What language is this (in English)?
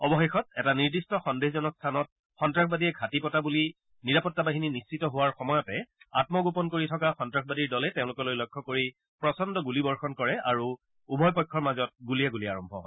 Assamese